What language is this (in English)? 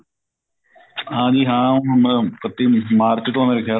Punjabi